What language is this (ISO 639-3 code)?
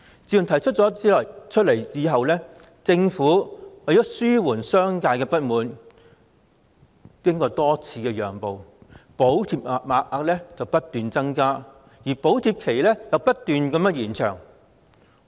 yue